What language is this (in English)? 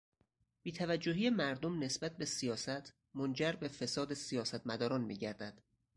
Persian